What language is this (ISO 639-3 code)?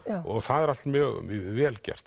isl